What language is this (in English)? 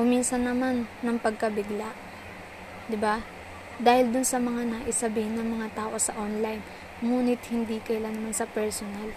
Filipino